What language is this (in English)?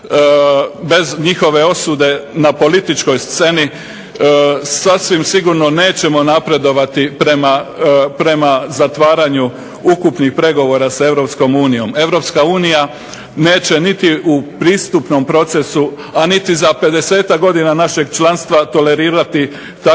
Croatian